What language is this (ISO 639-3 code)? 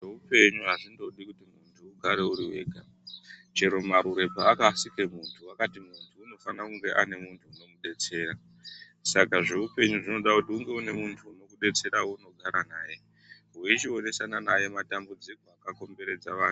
ndc